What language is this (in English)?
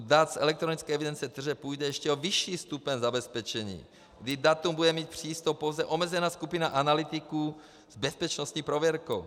Czech